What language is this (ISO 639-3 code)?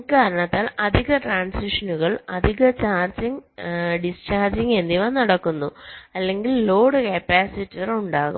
mal